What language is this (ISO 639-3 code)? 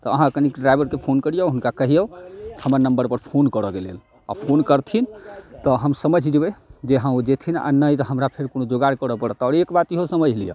mai